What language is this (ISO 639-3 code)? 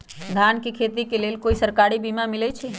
mag